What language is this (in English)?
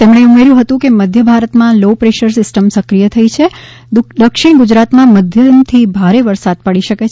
Gujarati